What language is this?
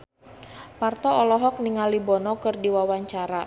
Sundanese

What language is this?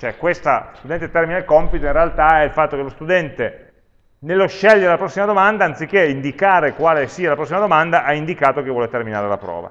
Italian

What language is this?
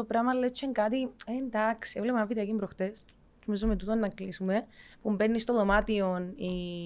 Greek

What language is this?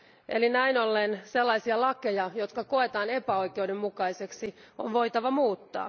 Finnish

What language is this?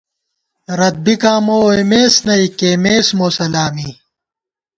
Gawar-Bati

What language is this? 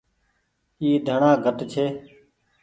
Goaria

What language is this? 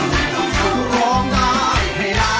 Thai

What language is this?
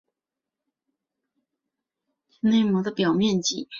Chinese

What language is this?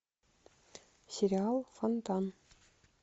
Russian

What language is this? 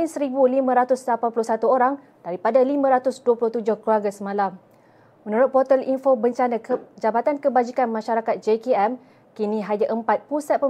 Malay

